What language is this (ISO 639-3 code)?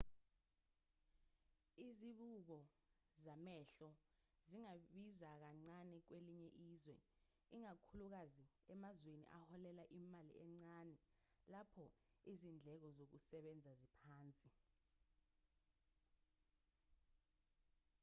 zul